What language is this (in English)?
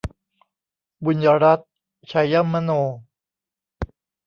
Thai